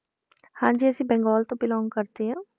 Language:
Punjabi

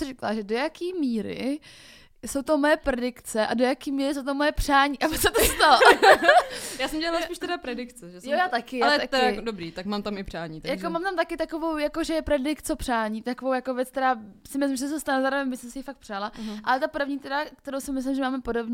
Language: Czech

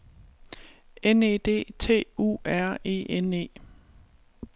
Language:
Danish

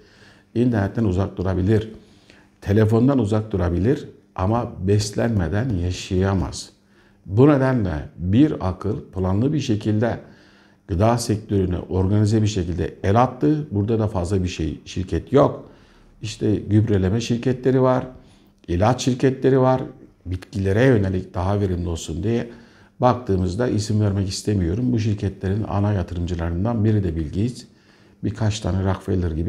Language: Turkish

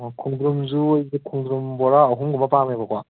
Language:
Manipuri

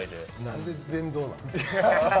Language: Japanese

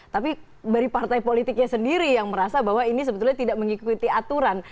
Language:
Indonesian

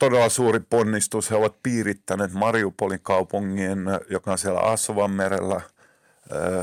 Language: Finnish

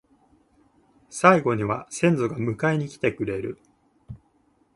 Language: Japanese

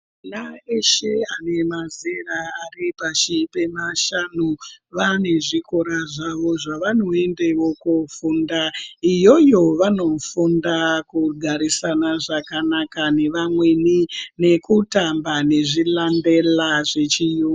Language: Ndau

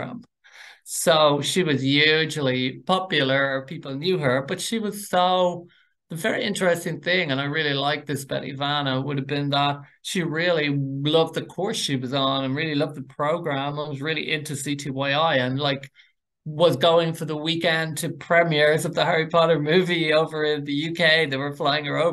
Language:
English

